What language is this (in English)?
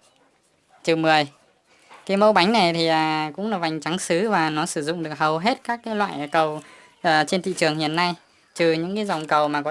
Vietnamese